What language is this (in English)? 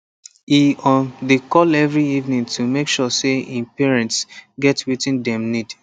Nigerian Pidgin